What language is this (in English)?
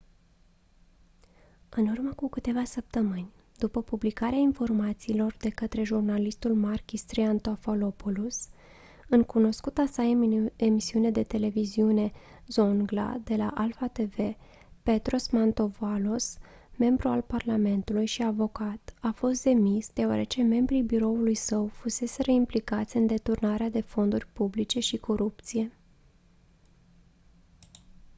Romanian